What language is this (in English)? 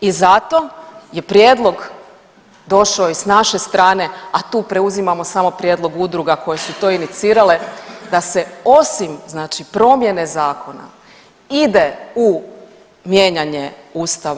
Croatian